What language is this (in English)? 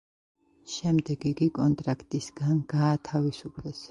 Georgian